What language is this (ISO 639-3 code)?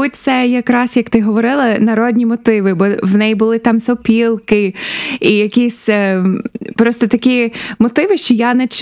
ukr